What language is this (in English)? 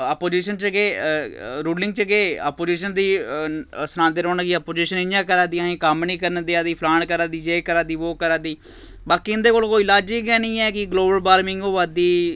Dogri